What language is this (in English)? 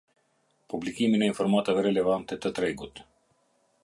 Albanian